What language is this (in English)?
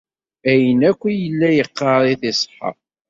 Kabyle